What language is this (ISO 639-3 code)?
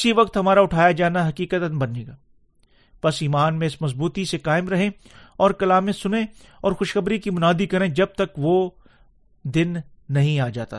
urd